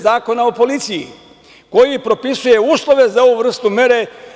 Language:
Serbian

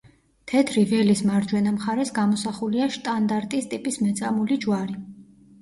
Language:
Georgian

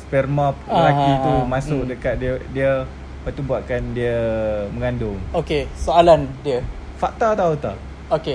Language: Malay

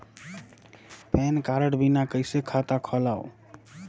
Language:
Chhattisgarhi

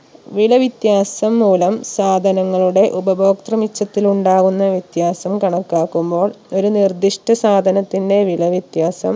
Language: Malayalam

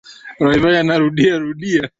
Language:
Swahili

